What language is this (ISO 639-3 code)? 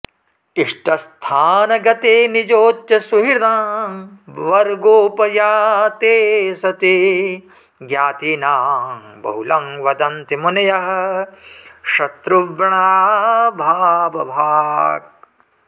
san